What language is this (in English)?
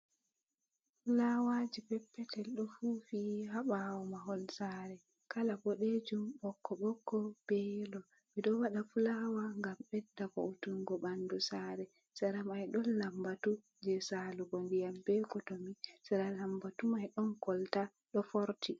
Fula